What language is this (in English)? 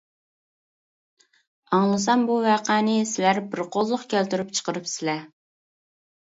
Uyghur